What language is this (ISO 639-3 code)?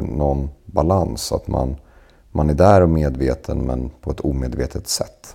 swe